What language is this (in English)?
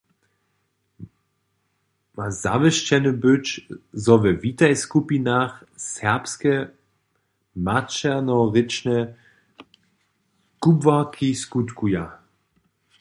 Upper Sorbian